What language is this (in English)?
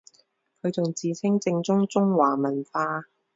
Cantonese